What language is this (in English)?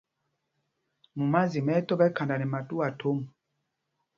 Mpumpong